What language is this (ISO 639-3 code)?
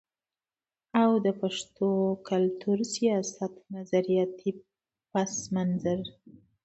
pus